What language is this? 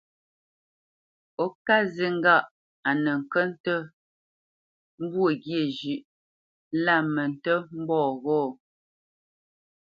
Bamenyam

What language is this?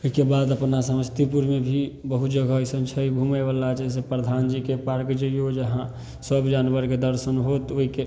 Maithili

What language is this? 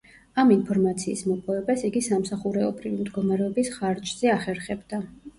Georgian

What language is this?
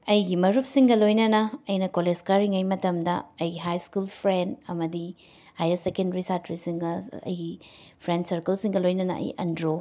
Manipuri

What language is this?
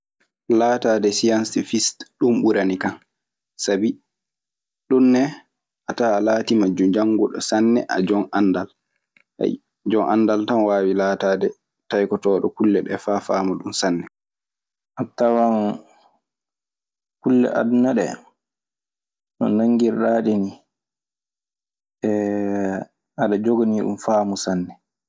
Maasina Fulfulde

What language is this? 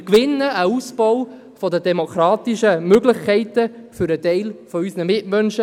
Swiss German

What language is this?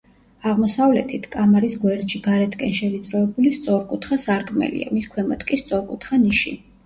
Georgian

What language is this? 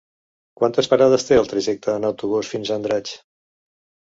Catalan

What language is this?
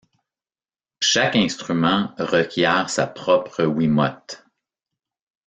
French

